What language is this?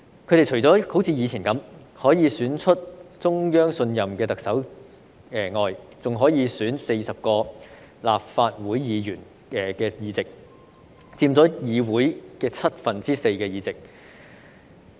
Cantonese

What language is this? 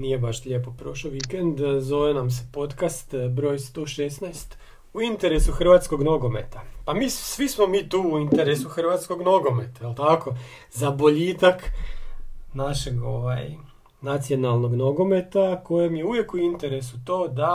Croatian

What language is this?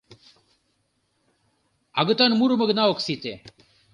Mari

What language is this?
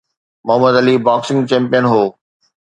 Sindhi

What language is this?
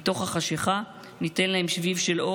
Hebrew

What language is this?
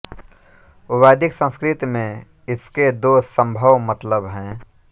Hindi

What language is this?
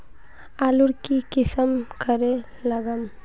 Magahi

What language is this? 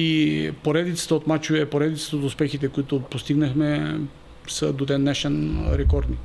Bulgarian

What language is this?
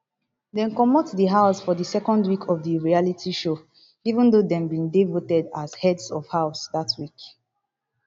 Nigerian Pidgin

